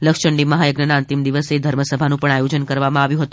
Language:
Gujarati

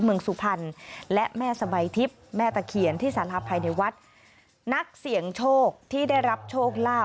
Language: Thai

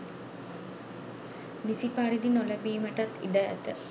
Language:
Sinhala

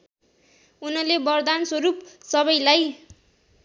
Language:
Nepali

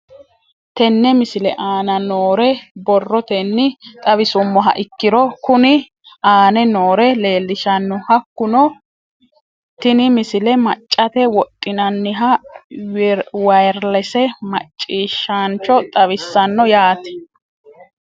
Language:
Sidamo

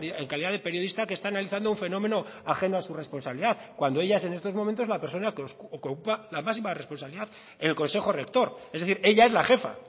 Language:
Spanish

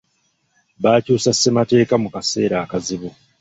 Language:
Ganda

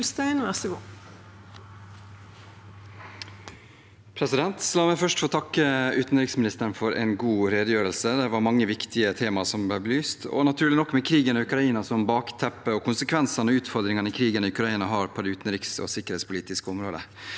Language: Norwegian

